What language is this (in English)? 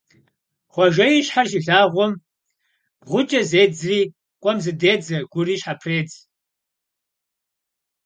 Kabardian